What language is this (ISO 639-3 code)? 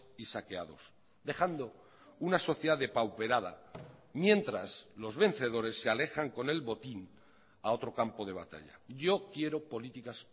spa